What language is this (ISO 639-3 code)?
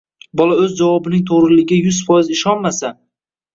uzb